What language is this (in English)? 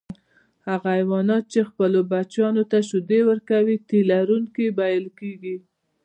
Pashto